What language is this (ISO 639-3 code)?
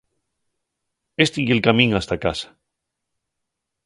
ast